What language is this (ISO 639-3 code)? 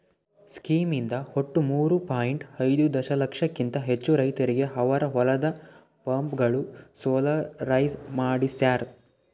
kan